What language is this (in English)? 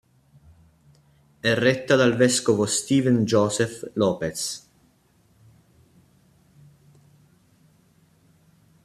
Italian